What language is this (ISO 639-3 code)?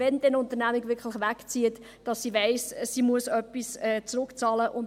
gsw